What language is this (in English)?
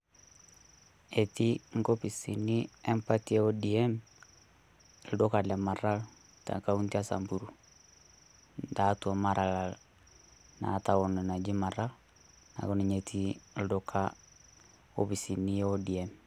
Masai